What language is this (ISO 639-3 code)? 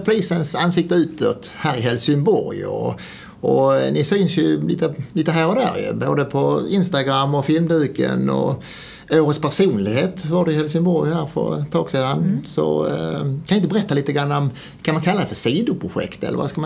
swe